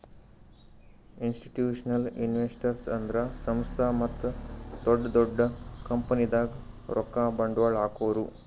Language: Kannada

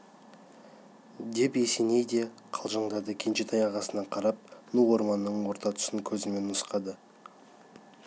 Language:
Kazakh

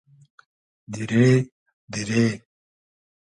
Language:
Hazaragi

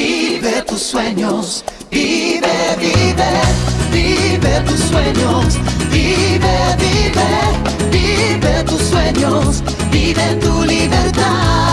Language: Latvian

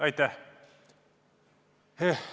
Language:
Estonian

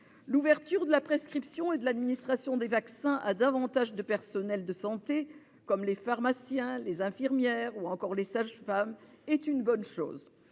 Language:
French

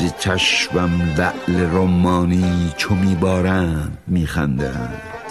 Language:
Persian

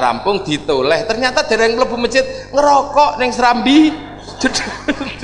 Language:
Indonesian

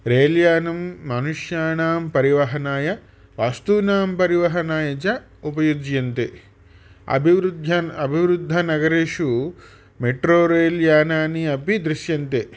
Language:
Sanskrit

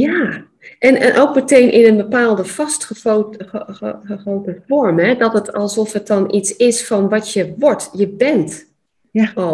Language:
Dutch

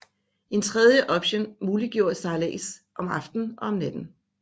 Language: Danish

